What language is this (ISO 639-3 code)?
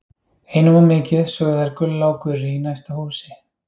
isl